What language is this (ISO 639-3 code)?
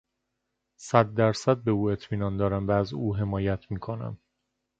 fas